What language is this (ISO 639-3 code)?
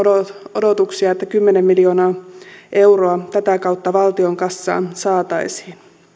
fin